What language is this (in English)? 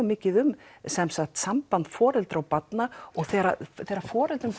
Icelandic